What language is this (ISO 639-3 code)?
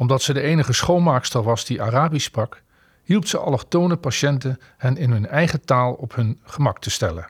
nld